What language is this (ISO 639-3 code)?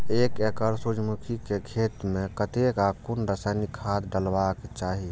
mai